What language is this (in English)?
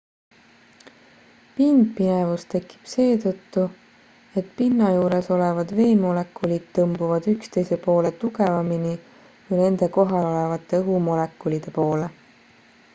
Estonian